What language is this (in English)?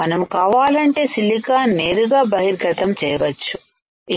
Telugu